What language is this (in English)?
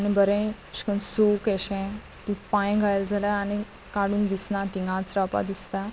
Konkani